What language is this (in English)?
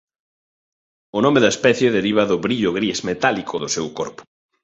Galician